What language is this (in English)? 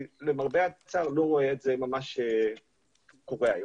Hebrew